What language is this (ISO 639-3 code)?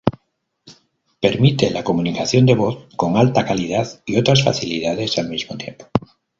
spa